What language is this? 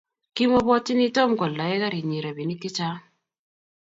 Kalenjin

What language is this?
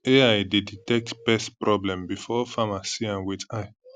Nigerian Pidgin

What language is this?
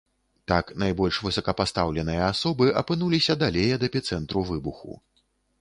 Belarusian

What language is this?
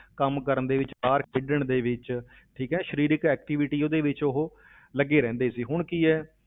Punjabi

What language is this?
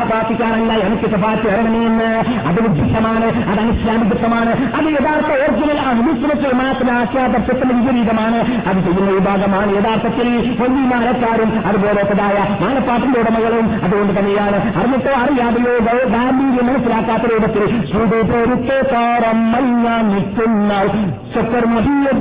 Malayalam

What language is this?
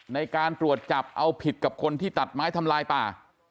Thai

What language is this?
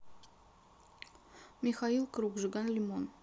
Russian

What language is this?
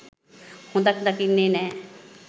Sinhala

